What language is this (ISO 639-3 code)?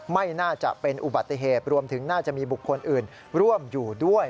tha